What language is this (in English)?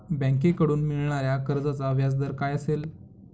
Marathi